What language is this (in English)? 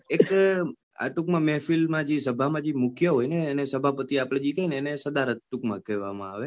Gujarati